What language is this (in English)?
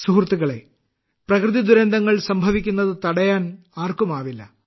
Malayalam